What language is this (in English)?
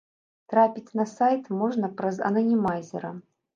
Belarusian